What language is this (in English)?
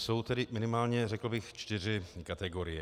Czech